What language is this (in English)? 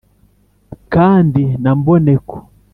Kinyarwanda